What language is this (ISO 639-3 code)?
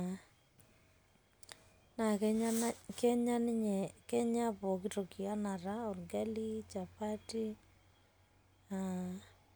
mas